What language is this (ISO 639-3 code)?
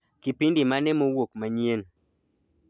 luo